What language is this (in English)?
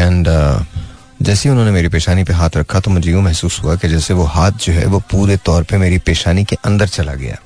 Hindi